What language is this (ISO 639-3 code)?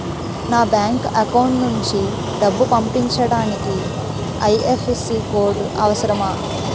tel